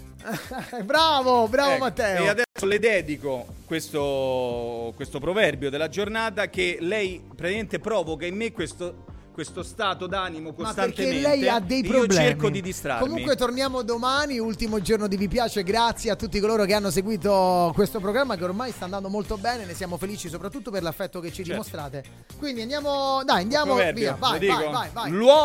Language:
Italian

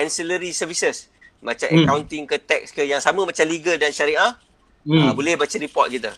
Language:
Malay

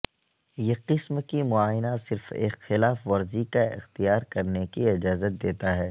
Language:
Urdu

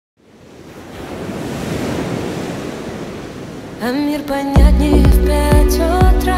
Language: Dutch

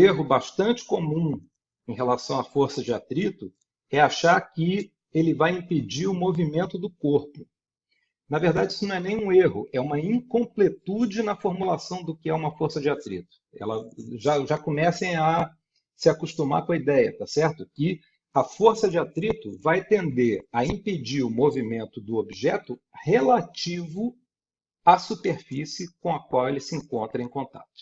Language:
Portuguese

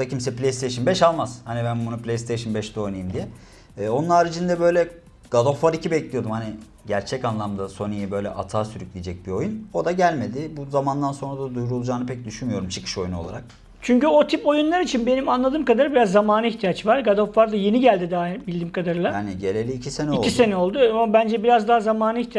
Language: Turkish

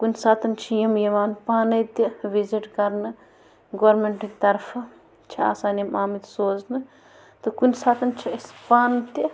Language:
Kashmiri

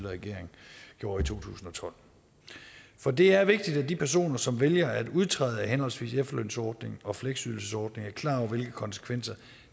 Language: Danish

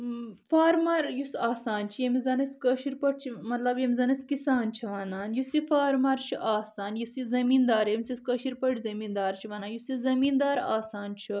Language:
Kashmiri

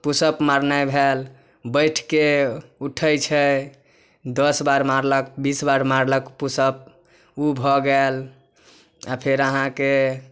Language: Maithili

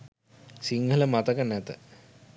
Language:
Sinhala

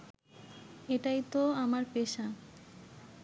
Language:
Bangla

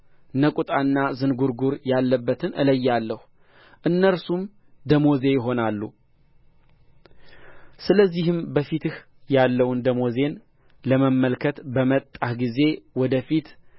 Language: Amharic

